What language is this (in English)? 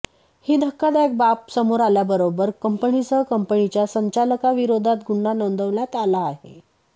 Marathi